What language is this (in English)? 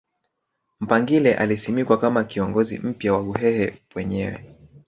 Swahili